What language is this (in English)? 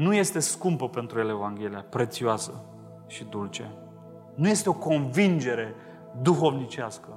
Romanian